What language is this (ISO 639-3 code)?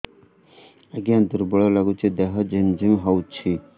ori